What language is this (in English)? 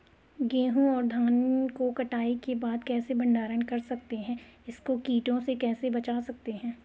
Hindi